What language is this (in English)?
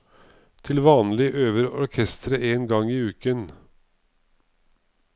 Norwegian